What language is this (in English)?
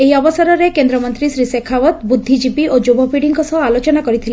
Odia